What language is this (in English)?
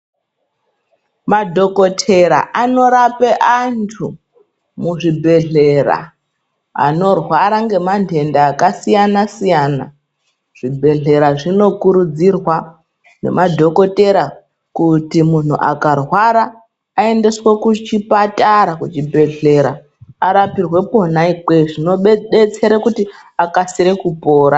Ndau